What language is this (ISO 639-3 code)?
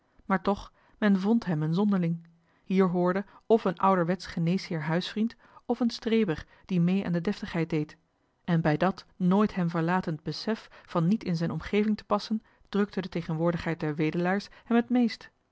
nld